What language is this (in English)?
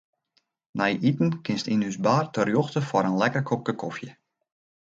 Western Frisian